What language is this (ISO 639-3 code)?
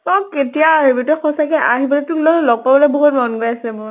asm